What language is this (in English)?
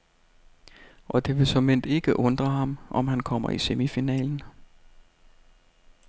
Danish